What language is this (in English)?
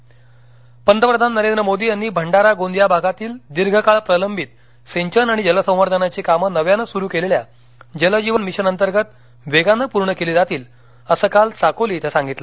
Marathi